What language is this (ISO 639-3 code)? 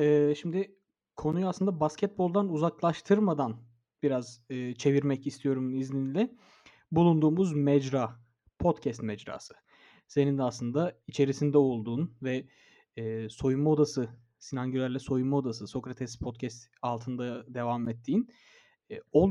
tur